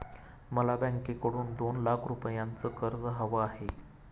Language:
Marathi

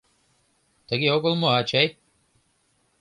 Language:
Mari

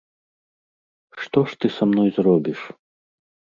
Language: Belarusian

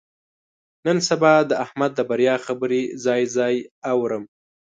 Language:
Pashto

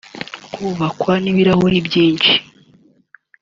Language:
Kinyarwanda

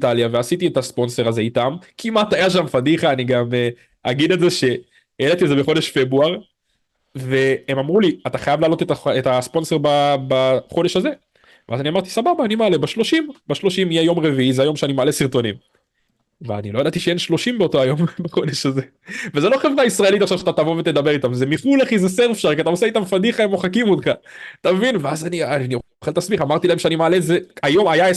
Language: Hebrew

